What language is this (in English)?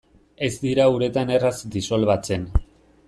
Basque